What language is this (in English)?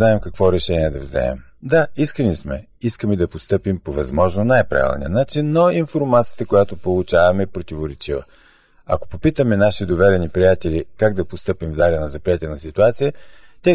Bulgarian